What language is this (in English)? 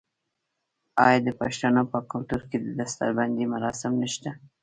Pashto